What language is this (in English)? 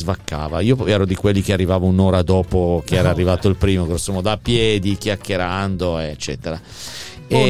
Italian